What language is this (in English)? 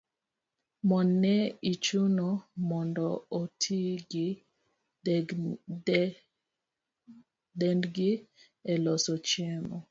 Luo (Kenya and Tanzania)